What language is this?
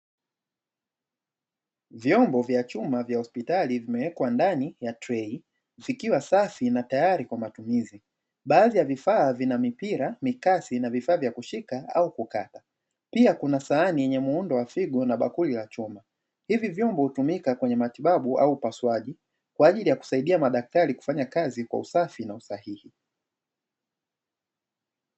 Swahili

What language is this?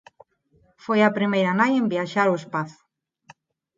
Galician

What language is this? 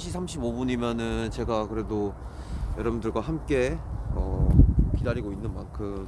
Korean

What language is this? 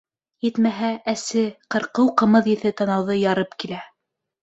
Bashkir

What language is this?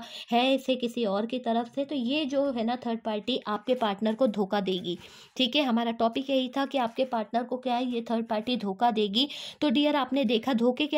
Hindi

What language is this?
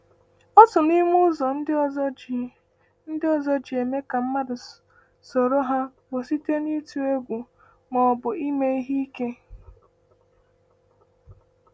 Igbo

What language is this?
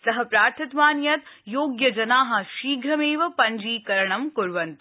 Sanskrit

